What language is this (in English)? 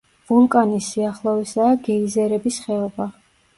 Georgian